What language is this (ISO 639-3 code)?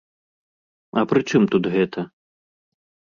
bel